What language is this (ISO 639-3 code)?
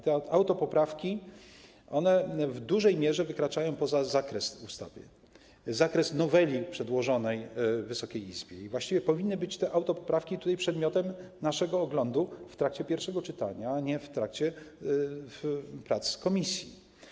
pol